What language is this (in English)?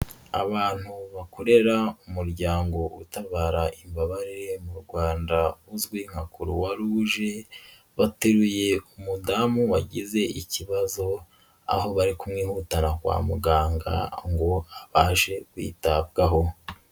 Kinyarwanda